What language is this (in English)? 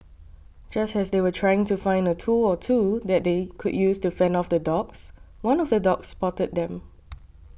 English